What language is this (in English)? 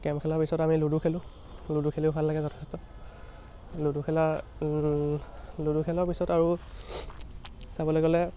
Assamese